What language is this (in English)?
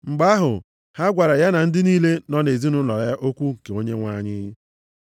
Igbo